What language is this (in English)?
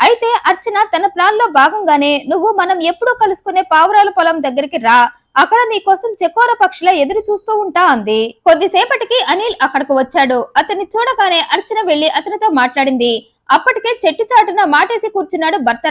Telugu